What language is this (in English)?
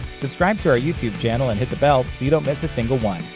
English